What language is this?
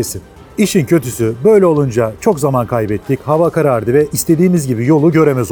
Turkish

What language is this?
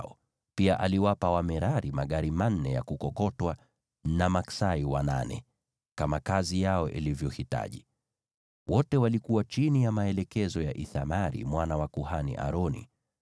Swahili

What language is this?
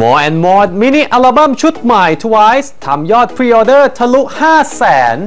Thai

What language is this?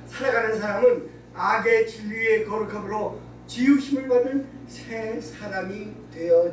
Korean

